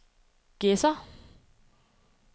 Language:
Danish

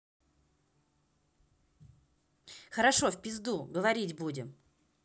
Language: Russian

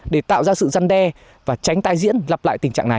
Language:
Vietnamese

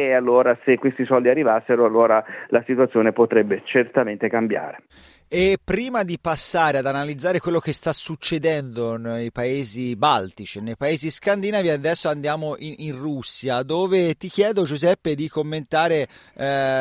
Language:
Italian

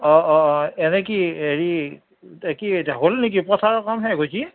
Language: Assamese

